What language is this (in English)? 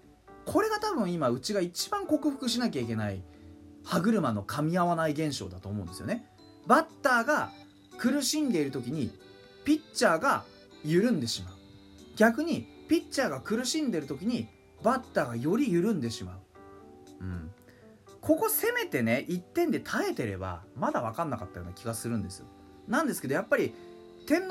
Japanese